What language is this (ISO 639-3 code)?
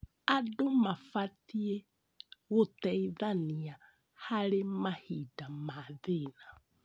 kik